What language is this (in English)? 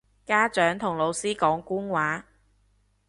Cantonese